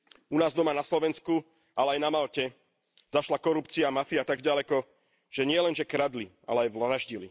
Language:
Slovak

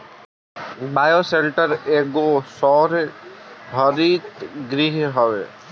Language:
Bhojpuri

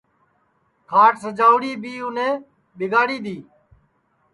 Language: Sansi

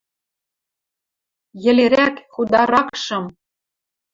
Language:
Western Mari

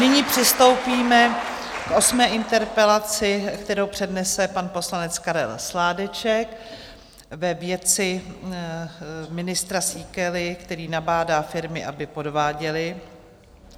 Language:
Czech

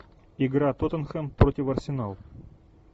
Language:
Russian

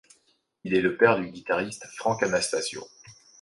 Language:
French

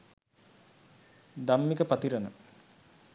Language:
Sinhala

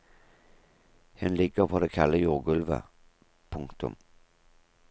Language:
Norwegian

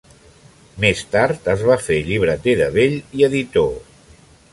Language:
Catalan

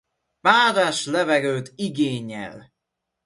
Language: Hungarian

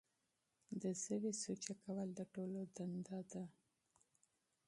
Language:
Pashto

